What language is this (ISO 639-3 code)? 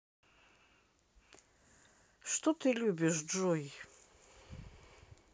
rus